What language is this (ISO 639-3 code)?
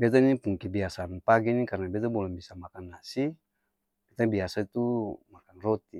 abs